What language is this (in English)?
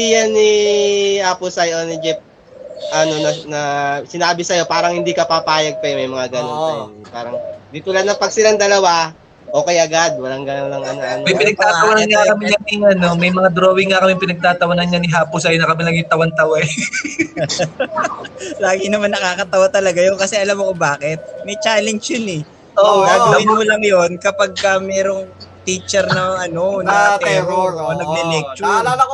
Filipino